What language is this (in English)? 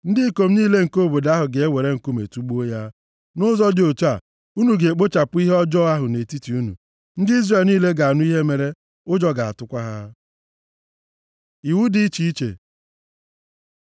Igbo